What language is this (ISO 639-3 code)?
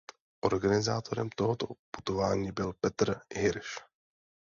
ces